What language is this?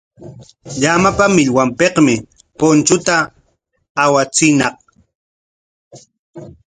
Corongo Ancash Quechua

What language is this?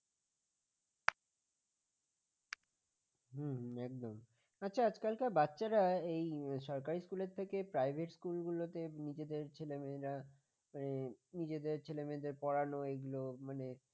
Bangla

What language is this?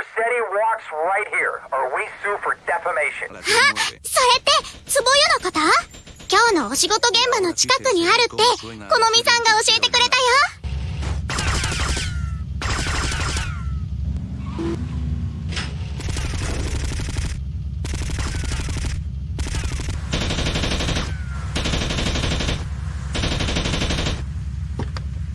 Japanese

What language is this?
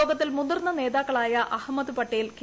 Malayalam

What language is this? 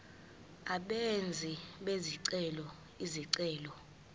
Zulu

